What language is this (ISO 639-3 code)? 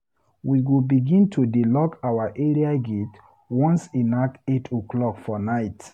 pcm